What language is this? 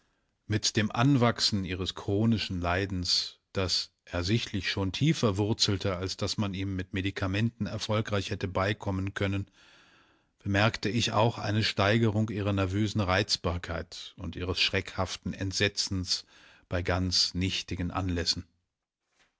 German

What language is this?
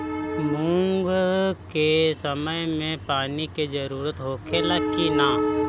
Bhojpuri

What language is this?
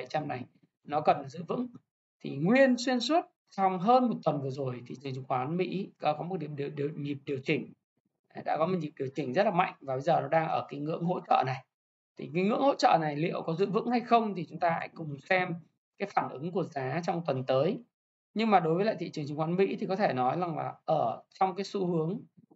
Vietnamese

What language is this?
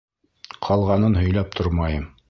Bashkir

